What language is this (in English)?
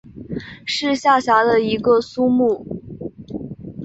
Chinese